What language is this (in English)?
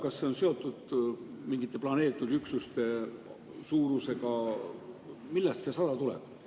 Estonian